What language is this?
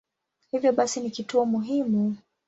Swahili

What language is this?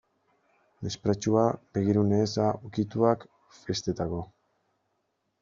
Basque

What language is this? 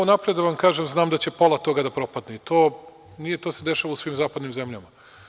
Serbian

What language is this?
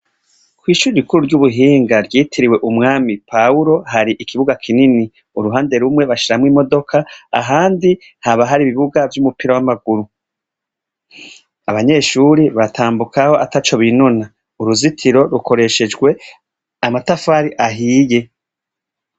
Rundi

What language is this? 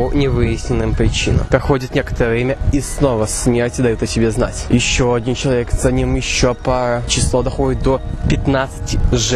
Russian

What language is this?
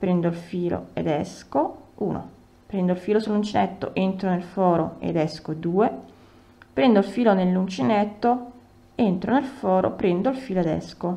Italian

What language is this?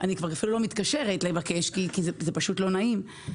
Hebrew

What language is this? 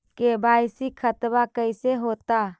Magahi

